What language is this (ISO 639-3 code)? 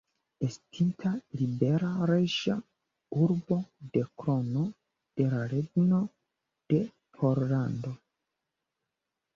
epo